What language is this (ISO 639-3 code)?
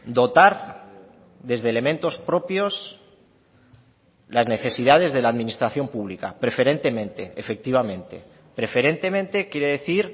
spa